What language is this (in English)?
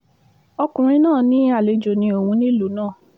Yoruba